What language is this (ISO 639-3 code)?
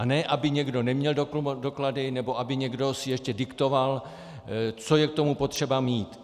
ces